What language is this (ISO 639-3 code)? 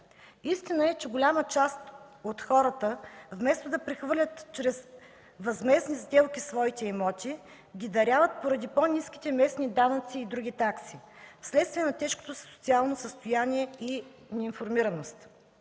bul